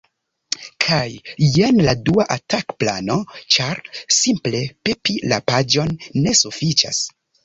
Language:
Esperanto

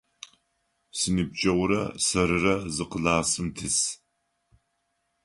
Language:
Adyghe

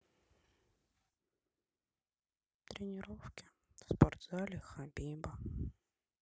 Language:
Russian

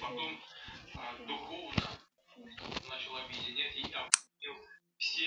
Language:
Russian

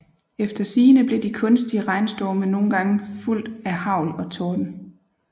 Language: Danish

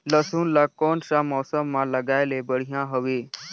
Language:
Chhattisgarhi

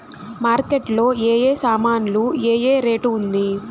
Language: Telugu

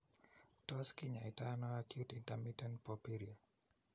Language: Kalenjin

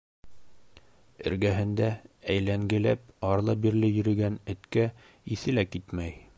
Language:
Bashkir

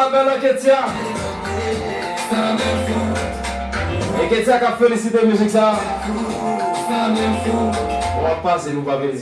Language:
French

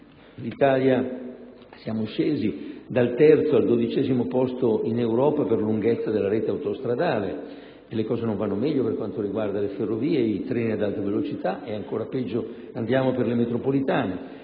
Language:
Italian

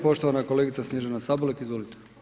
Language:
Croatian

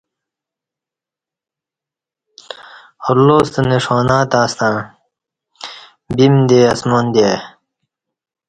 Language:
Kati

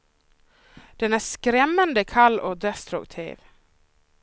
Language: Swedish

